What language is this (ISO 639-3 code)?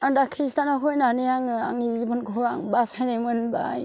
brx